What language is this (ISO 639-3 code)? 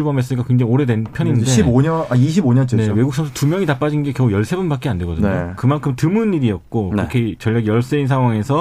kor